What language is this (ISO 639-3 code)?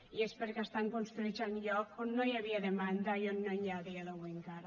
cat